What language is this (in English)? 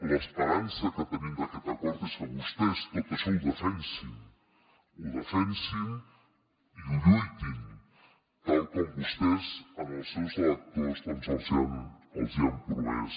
Catalan